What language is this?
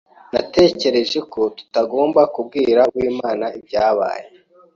Kinyarwanda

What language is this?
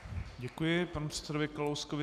Czech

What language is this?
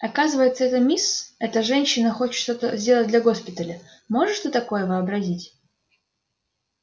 Russian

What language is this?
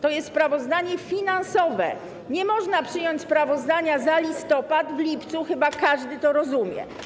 Polish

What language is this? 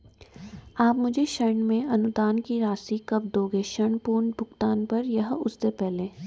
Hindi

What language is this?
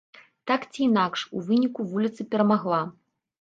Belarusian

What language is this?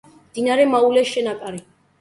Georgian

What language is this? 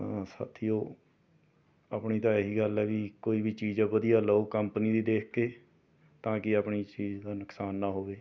Punjabi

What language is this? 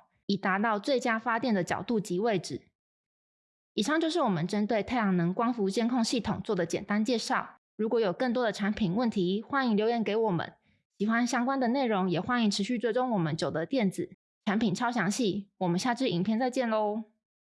Chinese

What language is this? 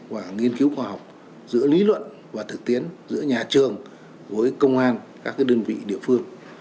Vietnamese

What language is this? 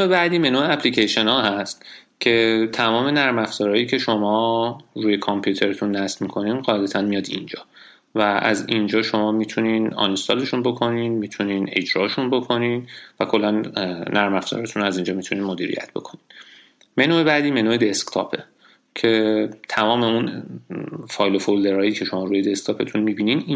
Persian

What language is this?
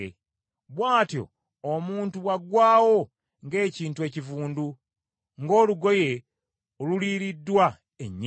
Ganda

